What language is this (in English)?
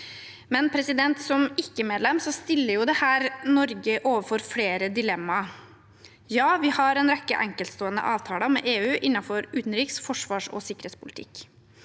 Norwegian